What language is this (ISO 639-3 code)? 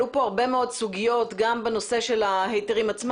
heb